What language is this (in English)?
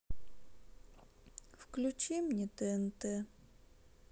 Russian